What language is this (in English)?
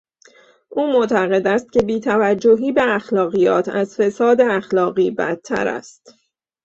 Persian